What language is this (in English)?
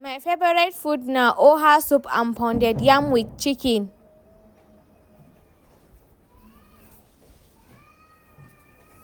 Nigerian Pidgin